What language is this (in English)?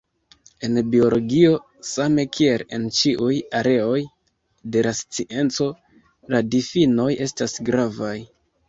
Esperanto